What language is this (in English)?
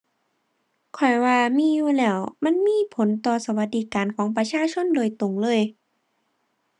Thai